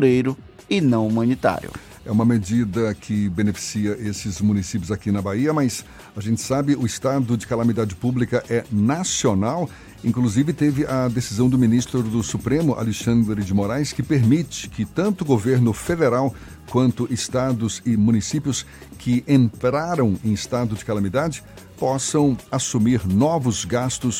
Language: Portuguese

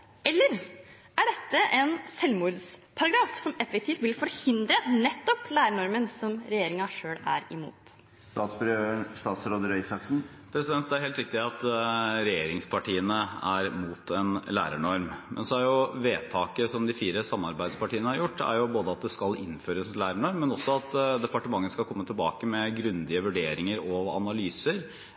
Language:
Norwegian Bokmål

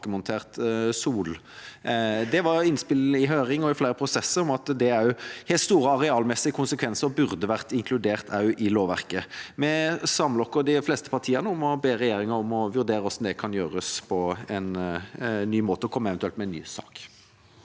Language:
Norwegian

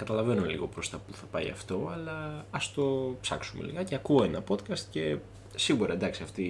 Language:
Greek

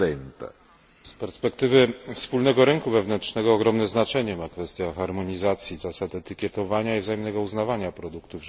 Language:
Polish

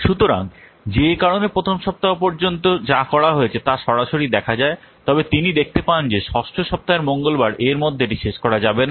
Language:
Bangla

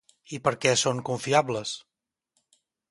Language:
Catalan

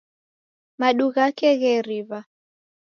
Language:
Taita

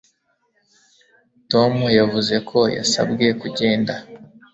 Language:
Kinyarwanda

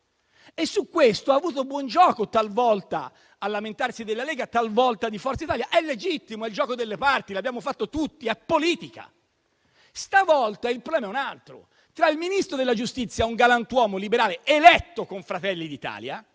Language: Italian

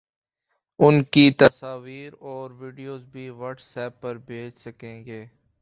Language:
Urdu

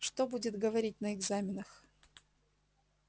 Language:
Russian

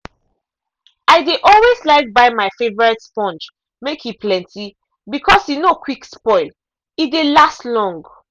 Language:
Nigerian Pidgin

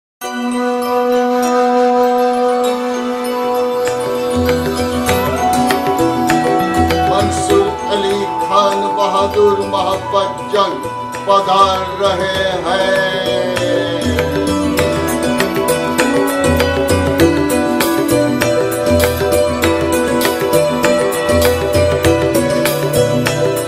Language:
French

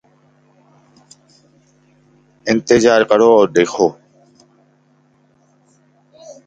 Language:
Urdu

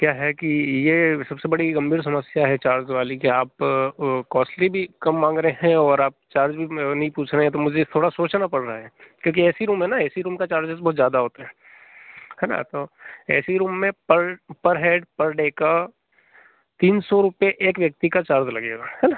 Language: Hindi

